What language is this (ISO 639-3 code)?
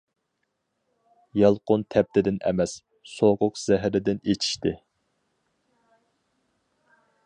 uig